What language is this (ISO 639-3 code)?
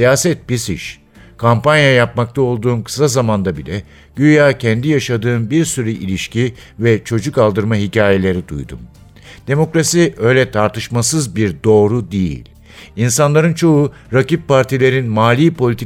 tur